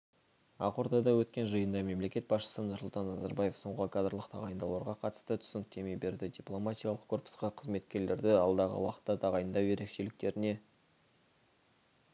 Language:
Kazakh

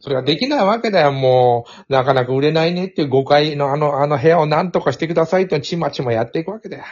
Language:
Japanese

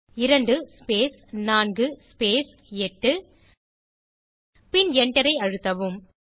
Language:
Tamil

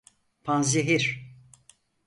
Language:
Turkish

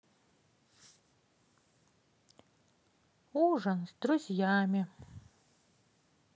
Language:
Russian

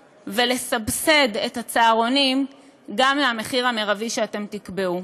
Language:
Hebrew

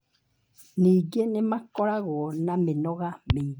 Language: Kikuyu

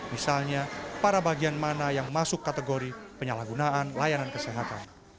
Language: Indonesian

